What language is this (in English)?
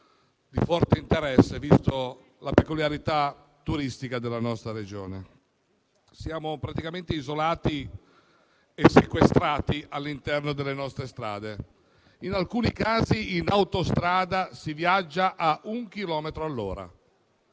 Italian